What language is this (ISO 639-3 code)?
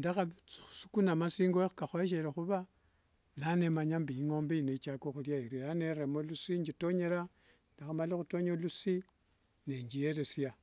lwg